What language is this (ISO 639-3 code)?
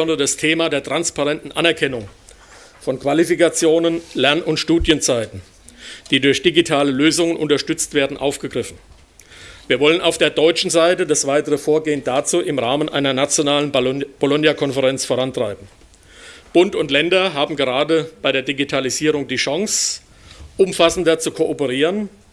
deu